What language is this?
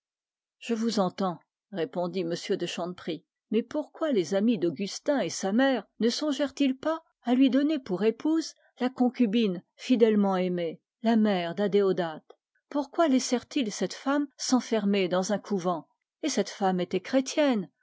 French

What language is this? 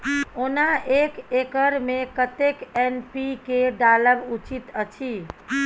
Maithili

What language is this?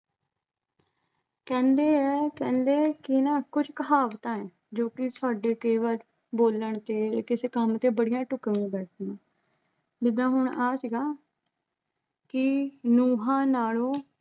Punjabi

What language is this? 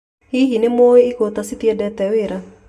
Kikuyu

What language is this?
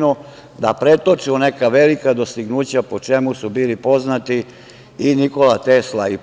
Serbian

